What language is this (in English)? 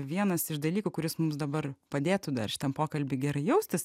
Lithuanian